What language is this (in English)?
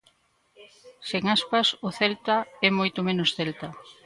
Galician